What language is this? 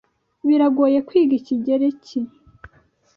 Kinyarwanda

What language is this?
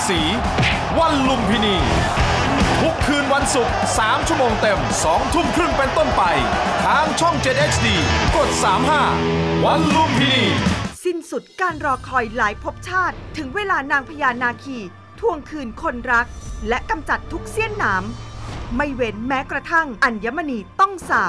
Thai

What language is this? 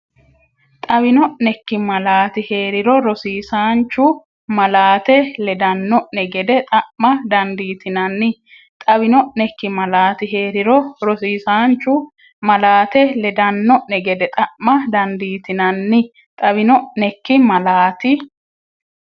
Sidamo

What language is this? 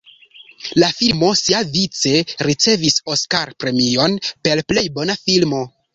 Esperanto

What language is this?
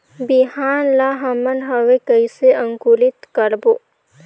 Chhattisgarhi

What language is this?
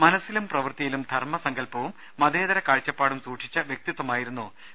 Malayalam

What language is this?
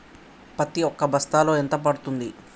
Telugu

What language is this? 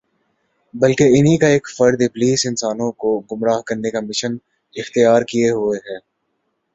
Urdu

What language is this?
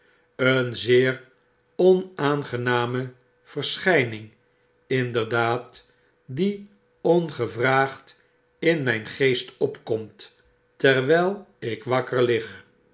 Dutch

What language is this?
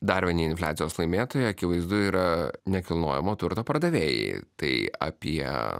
Lithuanian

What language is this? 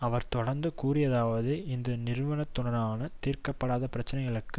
Tamil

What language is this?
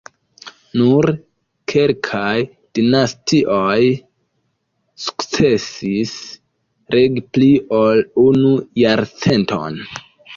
Esperanto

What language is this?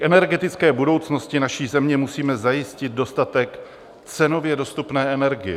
Czech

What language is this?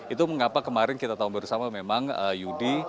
Indonesian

